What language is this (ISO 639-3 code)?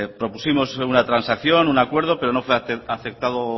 spa